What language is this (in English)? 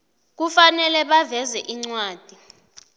South Ndebele